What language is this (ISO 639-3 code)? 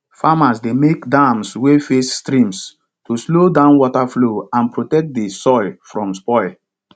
pcm